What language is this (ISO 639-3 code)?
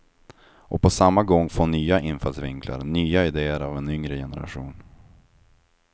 swe